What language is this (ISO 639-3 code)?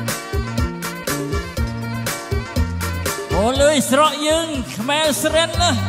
tha